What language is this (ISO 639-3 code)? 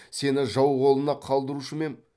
kaz